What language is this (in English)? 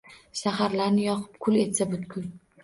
Uzbek